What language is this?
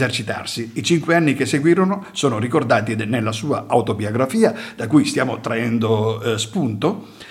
Italian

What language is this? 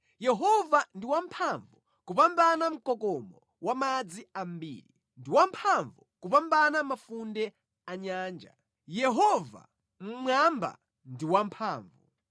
Nyanja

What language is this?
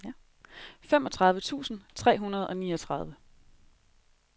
Danish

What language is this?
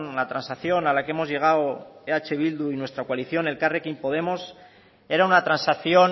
Spanish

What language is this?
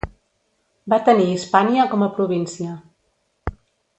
Catalan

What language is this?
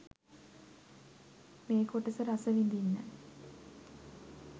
Sinhala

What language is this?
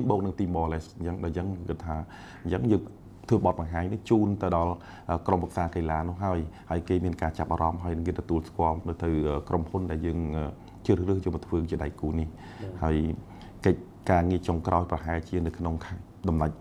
Thai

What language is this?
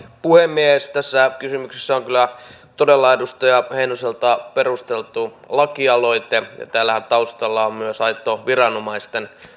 Finnish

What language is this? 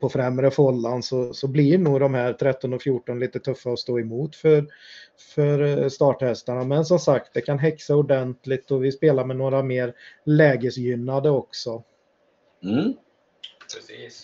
Swedish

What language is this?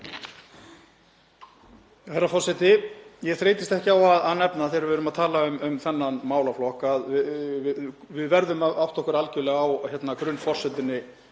Icelandic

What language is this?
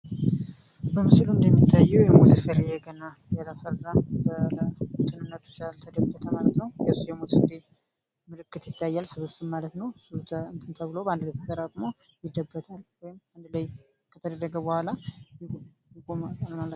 Amharic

